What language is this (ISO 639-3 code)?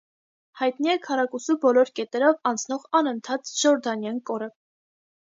hye